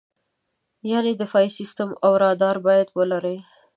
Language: Pashto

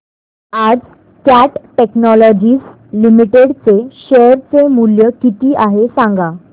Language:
Marathi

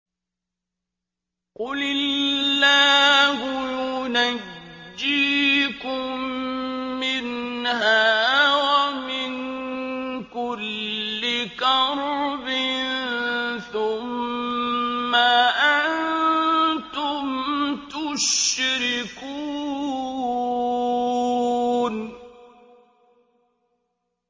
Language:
Arabic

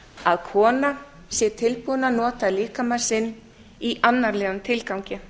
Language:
Icelandic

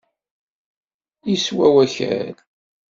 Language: Kabyle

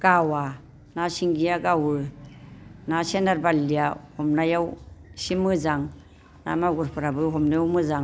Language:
Bodo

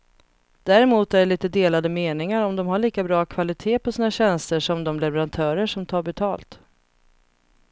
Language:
Swedish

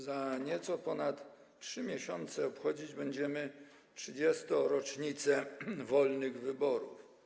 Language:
Polish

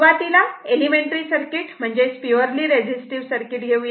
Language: Marathi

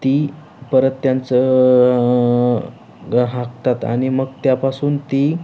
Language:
Marathi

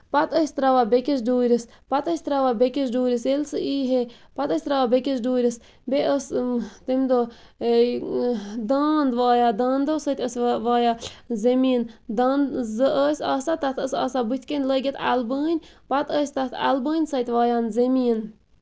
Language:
Kashmiri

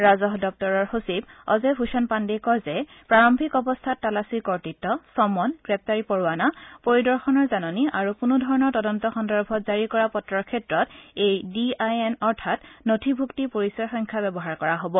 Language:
Assamese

